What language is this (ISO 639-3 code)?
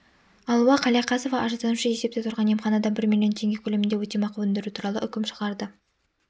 kaz